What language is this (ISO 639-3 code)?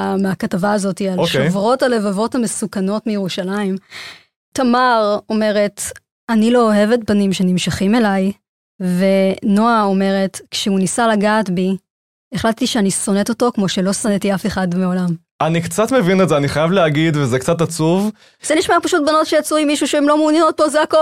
heb